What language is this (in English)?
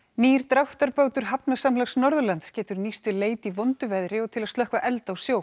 Icelandic